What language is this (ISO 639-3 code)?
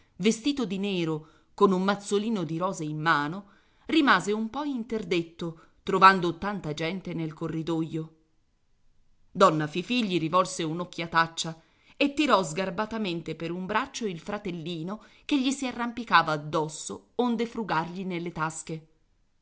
ita